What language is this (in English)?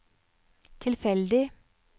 Norwegian